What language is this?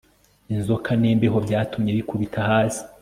Kinyarwanda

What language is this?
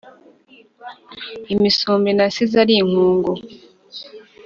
Kinyarwanda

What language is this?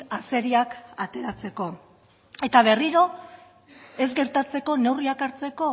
Basque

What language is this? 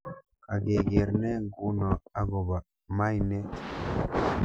Kalenjin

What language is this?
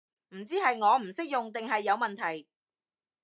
Cantonese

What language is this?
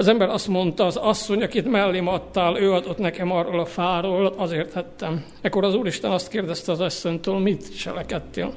Hungarian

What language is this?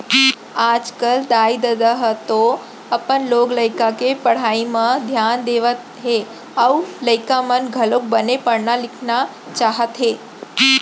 Chhattisgarhi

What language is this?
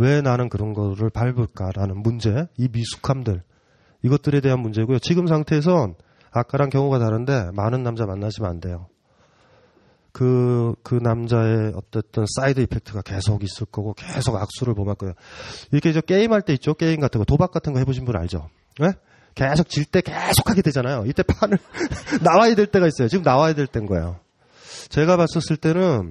Korean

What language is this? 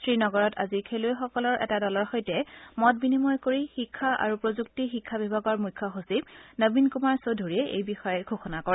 Assamese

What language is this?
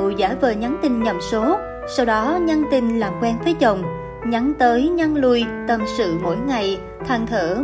Vietnamese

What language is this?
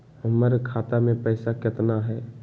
Magahi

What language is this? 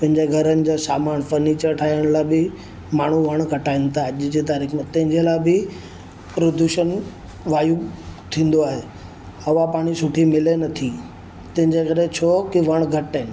Sindhi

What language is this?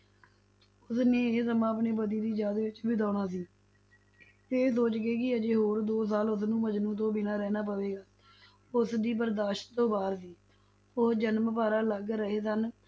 Punjabi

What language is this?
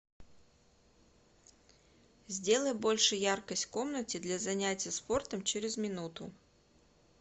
Russian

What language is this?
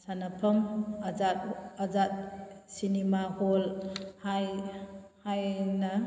Manipuri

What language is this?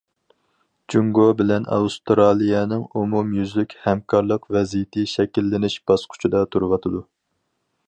Uyghur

